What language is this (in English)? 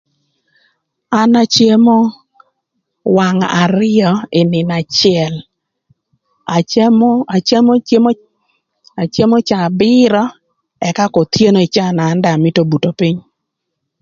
Thur